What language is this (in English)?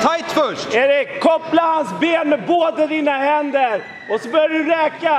Swedish